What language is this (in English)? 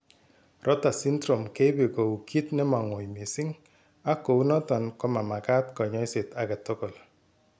Kalenjin